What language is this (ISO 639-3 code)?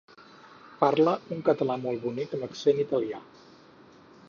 cat